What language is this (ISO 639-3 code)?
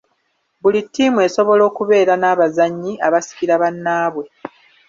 lug